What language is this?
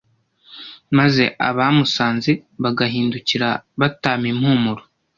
Kinyarwanda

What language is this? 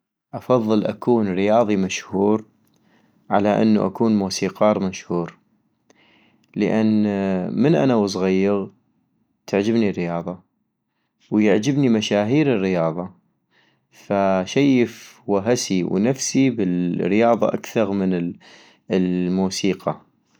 North Mesopotamian Arabic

